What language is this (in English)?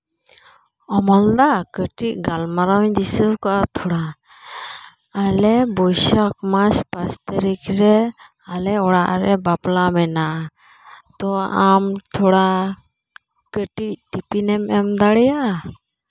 Santali